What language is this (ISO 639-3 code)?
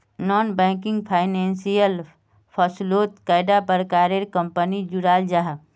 mag